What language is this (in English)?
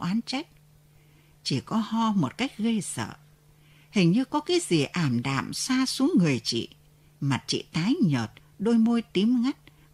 Vietnamese